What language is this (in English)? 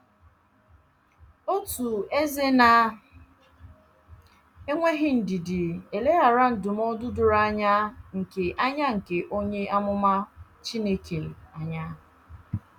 Igbo